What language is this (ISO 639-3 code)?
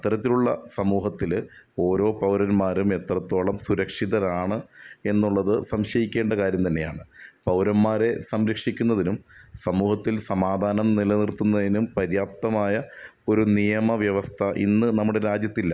mal